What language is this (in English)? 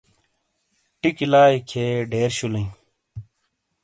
Shina